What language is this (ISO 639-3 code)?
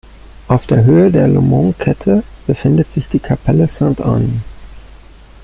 deu